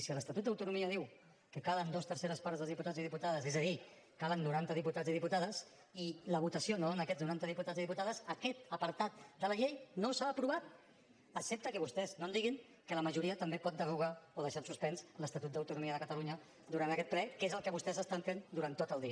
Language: Catalan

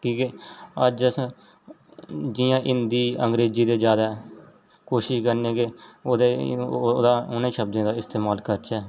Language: Dogri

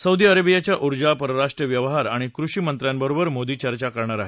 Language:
Marathi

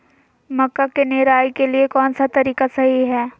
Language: Magahi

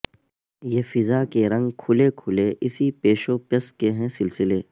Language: Urdu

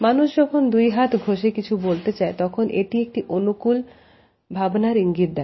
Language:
Bangla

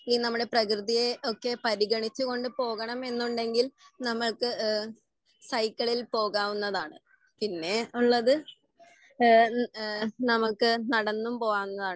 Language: Malayalam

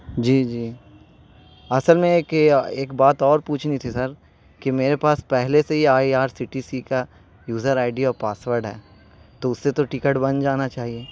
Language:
Urdu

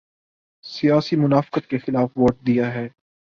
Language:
Urdu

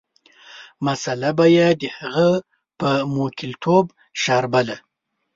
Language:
Pashto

